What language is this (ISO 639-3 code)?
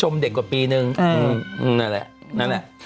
tha